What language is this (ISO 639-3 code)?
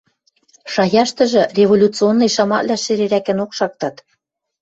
mrj